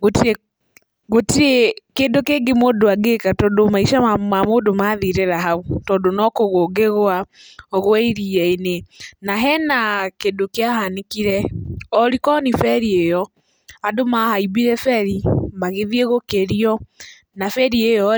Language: Kikuyu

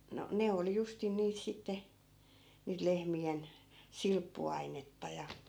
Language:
Finnish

